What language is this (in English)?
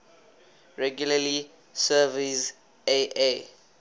English